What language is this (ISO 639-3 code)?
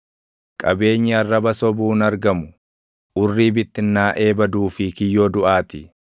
orm